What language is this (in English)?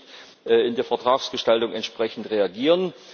German